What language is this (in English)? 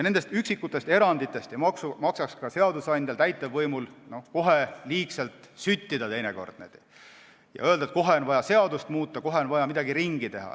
Estonian